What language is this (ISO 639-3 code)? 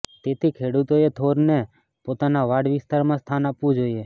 guj